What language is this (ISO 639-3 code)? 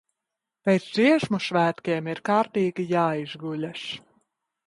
lav